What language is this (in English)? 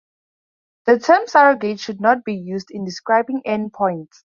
English